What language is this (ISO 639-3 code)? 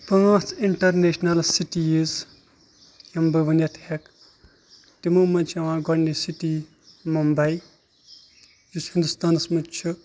kas